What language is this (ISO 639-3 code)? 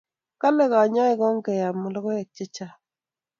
kln